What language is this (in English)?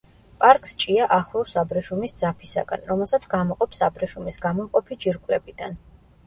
Georgian